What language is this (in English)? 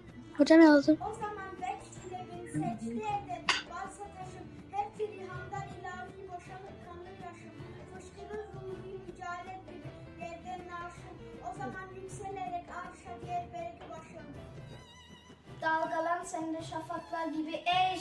Turkish